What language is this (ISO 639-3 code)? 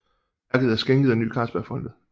dan